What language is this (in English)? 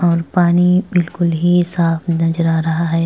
Hindi